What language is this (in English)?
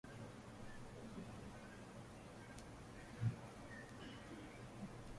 Uzbek